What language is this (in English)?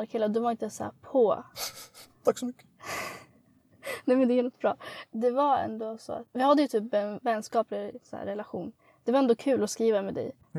Swedish